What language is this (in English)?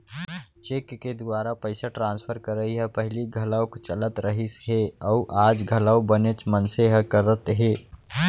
Chhattisgarhi